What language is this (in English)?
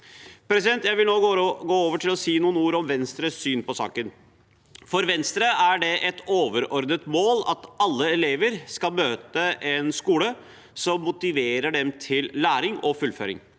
Norwegian